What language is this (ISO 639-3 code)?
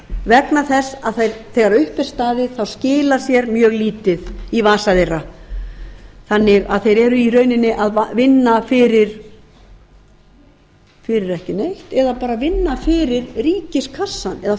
isl